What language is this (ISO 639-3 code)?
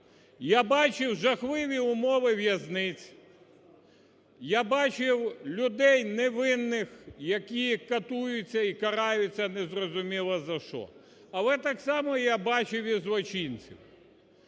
ukr